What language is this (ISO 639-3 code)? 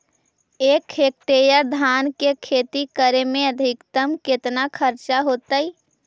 mag